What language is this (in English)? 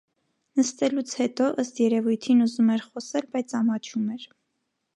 Armenian